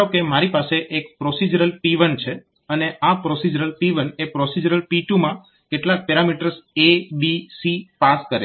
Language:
Gujarati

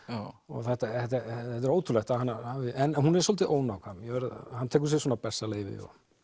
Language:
Icelandic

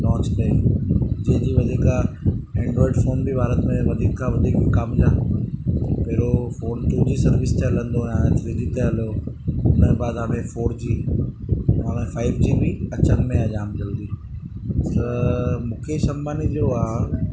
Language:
Sindhi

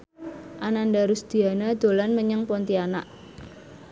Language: Javanese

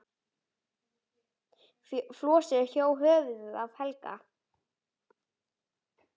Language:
Icelandic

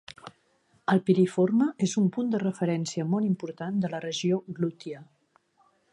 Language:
Catalan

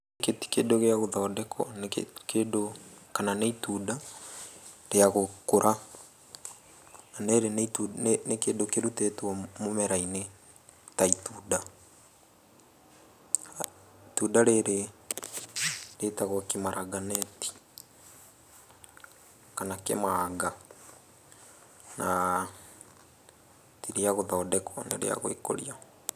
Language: Kikuyu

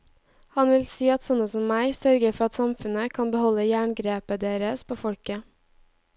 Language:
Norwegian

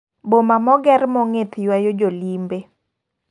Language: Luo (Kenya and Tanzania)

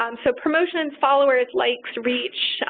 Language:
English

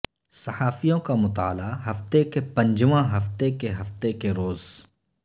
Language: Urdu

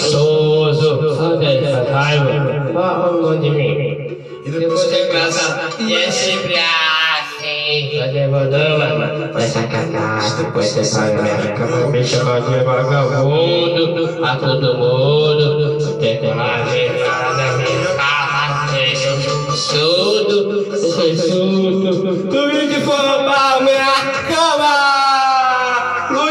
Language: Indonesian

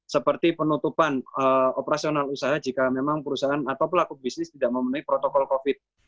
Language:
Indonesian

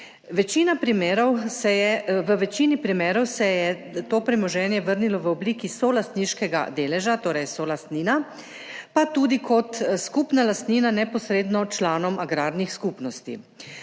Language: Slovenian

